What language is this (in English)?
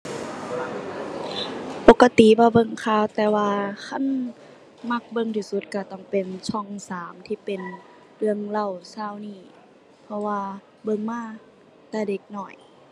Thai